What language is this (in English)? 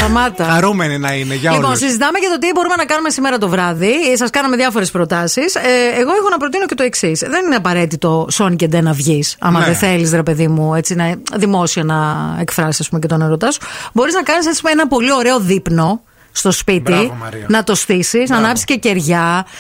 Greek